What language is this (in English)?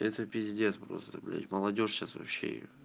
Russian